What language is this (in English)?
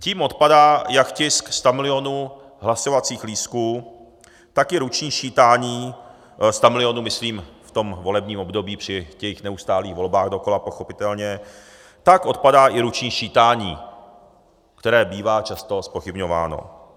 Czech